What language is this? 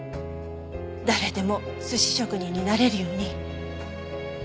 Japanese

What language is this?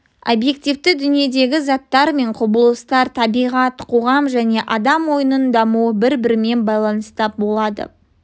Kazakh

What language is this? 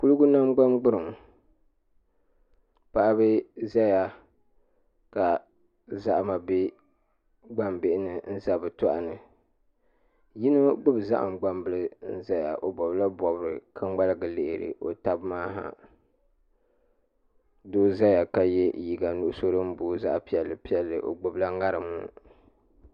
Dagbani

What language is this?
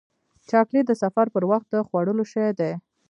Pashto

